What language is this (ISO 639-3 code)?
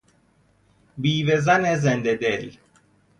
fas